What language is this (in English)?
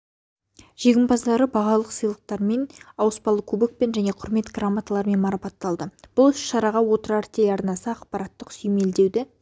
Kazakh